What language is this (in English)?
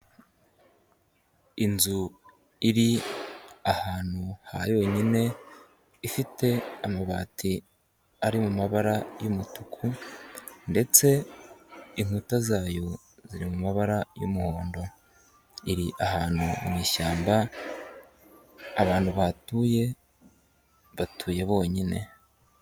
Kinyarwanda